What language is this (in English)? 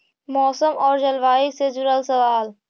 Magahi